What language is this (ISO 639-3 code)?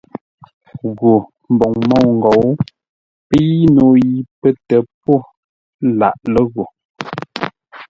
nla